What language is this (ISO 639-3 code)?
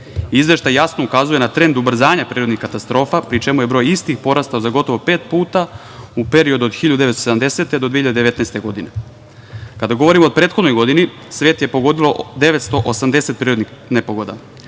srp